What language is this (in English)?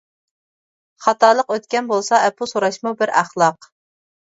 Uyghur